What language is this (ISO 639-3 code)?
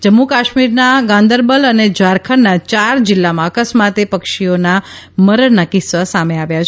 guj